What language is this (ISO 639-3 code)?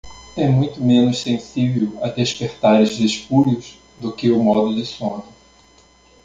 por